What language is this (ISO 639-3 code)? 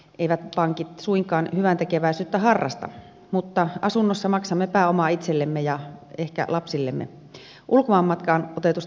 fin